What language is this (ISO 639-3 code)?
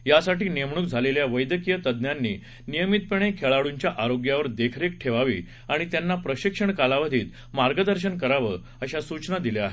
mar